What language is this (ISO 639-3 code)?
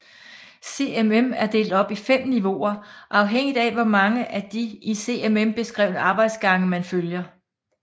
dan